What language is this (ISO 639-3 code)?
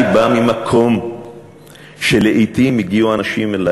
heb